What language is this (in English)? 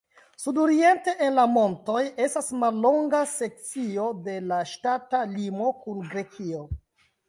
Esperanto